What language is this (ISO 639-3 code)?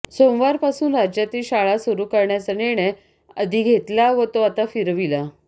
mar